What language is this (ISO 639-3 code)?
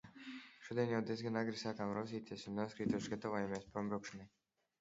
lav